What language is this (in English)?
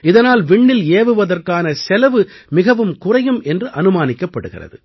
Tamil